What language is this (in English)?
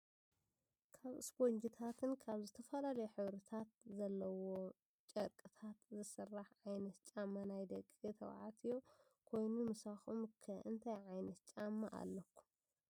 Tigrinya